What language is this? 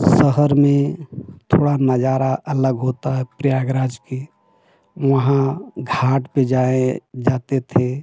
Hindi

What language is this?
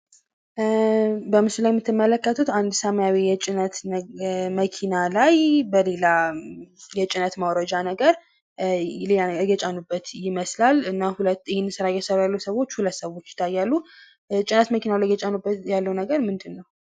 Amharic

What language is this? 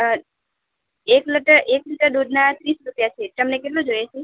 Gujarati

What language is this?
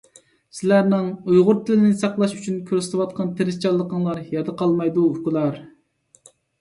Uyghur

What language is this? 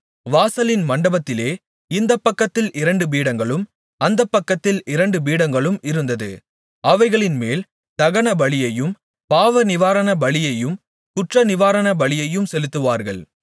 Tamil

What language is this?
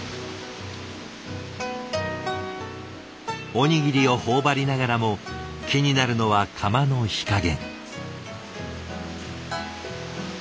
Japanese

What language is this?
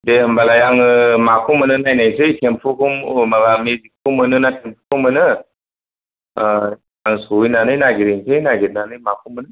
Bodo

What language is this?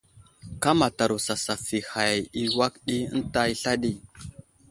Wuzlam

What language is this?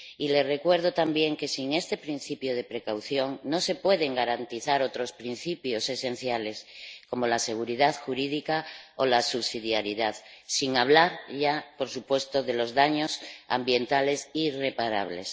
Spanish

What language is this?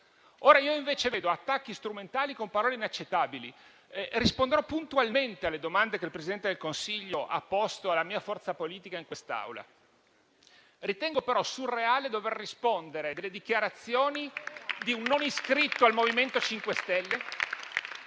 Italian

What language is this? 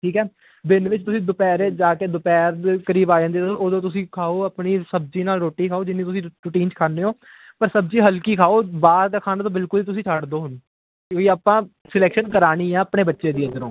Punjabi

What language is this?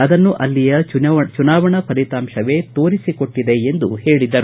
Kannada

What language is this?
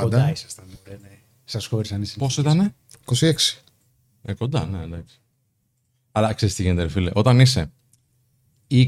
Greek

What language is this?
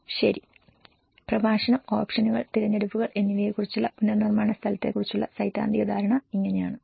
Malayalam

